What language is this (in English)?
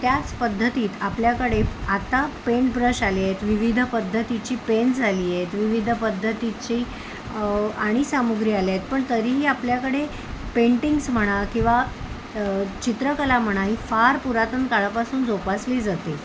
Marathi